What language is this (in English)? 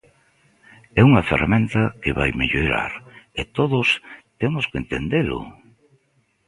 Galician